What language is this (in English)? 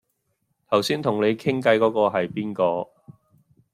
Cantonese